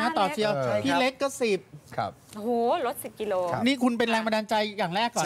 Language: Thai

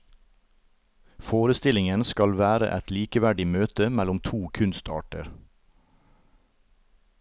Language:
Norwegian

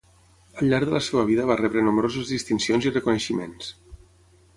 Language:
Catalan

